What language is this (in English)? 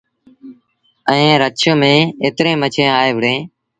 Sindhi Bhil